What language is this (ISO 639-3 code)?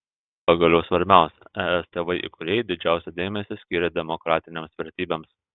lit